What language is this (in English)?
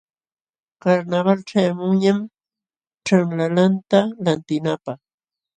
Jauja Wanca Quechua